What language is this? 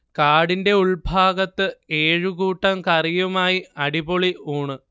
Malayalam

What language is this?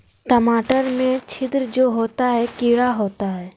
Magahi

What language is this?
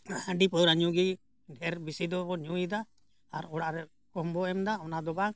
Santali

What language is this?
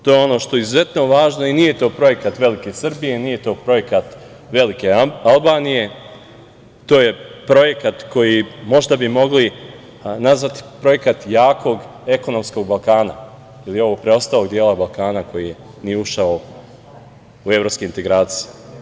Serbian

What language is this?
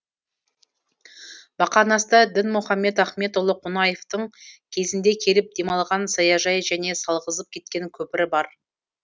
Kazakh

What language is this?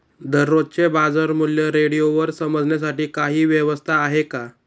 Marathi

